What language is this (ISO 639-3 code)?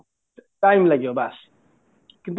ori